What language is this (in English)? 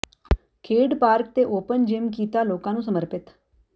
Punjabi